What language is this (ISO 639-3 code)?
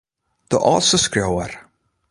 fry